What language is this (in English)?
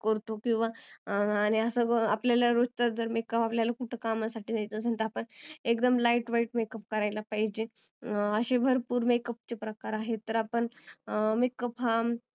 Marathi